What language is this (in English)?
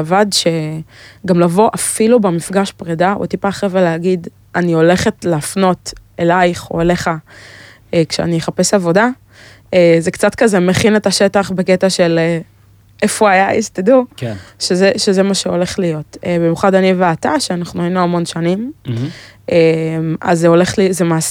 Hebrew